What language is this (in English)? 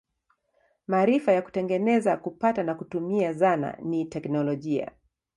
Swahili